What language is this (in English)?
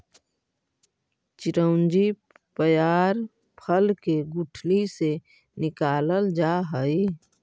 Magahi